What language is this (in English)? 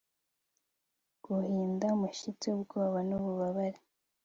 Kinyarwanda